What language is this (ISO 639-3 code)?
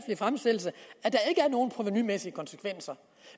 dan